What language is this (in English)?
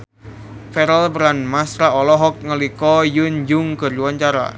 Sundanese